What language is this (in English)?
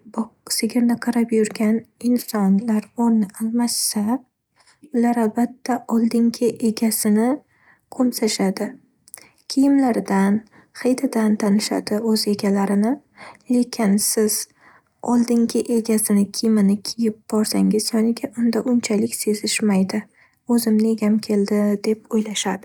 Uzbek